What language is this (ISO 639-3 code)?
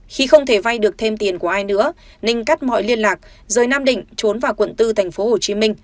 vie